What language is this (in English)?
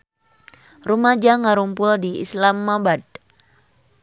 Sundanese